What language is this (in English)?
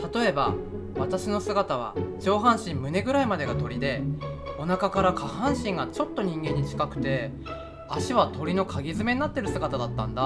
Japanese